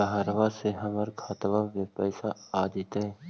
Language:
Magahi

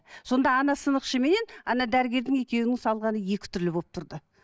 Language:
Kazakh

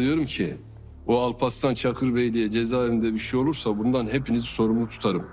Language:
Turkish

